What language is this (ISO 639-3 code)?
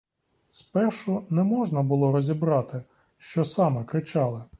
ukr